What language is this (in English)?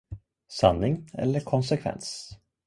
Swedish